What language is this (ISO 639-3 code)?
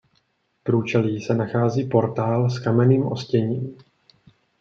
ces